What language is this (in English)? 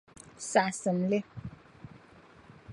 Dagbani